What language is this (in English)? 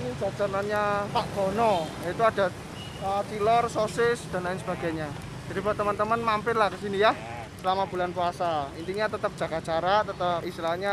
Indonesian